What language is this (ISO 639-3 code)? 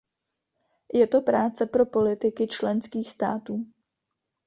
ces